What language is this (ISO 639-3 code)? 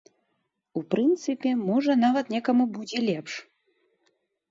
bel